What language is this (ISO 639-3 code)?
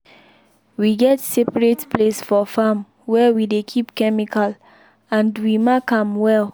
pcm